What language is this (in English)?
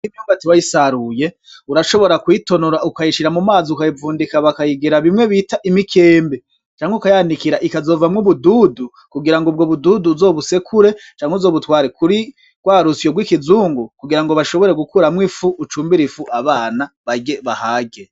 Rundi